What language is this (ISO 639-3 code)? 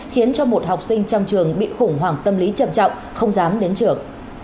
vie